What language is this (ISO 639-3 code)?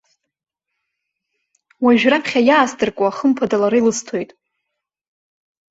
abk